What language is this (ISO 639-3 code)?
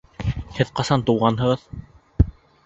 bak